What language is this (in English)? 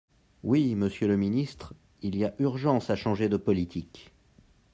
French